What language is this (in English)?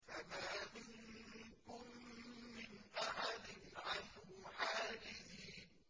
Arabic